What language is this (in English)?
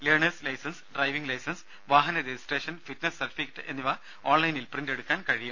Malayalam